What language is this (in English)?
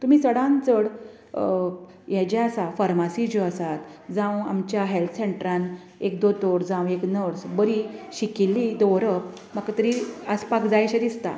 Konkani